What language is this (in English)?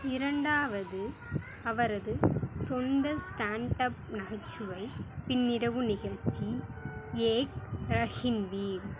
Tamil